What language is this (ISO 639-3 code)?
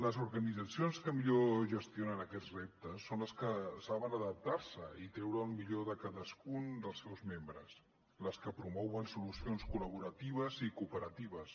cat